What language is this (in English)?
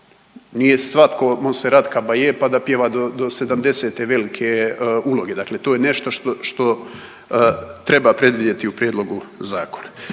Croatian